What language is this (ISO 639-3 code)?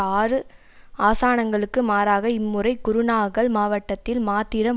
tam